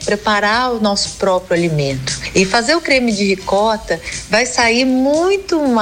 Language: Portuguese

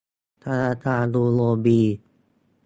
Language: Thai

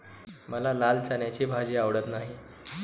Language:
Marathi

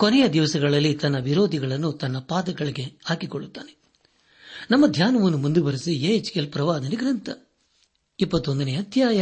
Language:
Kannada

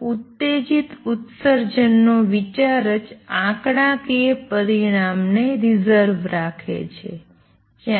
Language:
Gujarati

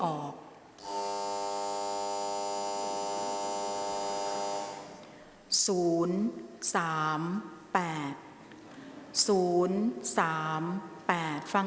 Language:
Thai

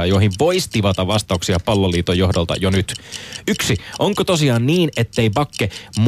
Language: Finnish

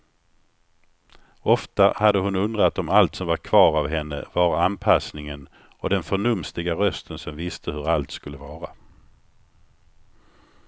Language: Swedish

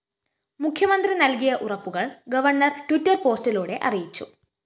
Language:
Malayalam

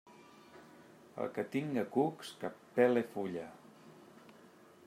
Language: Catalan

